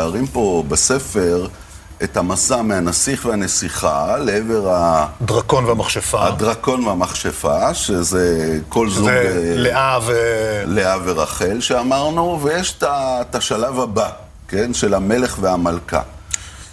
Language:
Hebrew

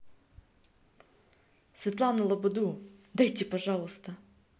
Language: Russian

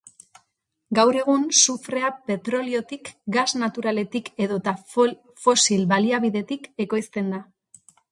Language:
Basque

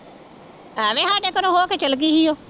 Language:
Punjabi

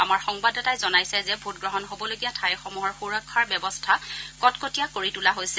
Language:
Assamese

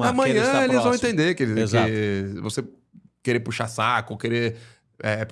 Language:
Portuguese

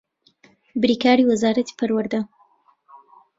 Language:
Central Kurdish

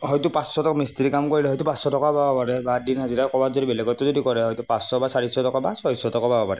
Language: Assamese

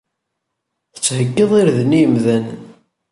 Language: Kabyle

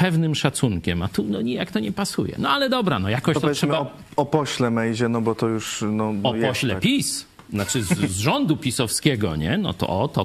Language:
Polish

